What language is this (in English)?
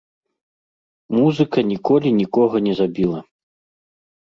Belarusian